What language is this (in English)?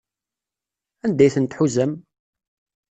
Kabyle